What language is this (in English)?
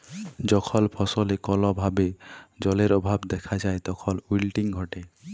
Bangla